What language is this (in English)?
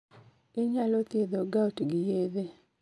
Luo (Kenya and Tanzania)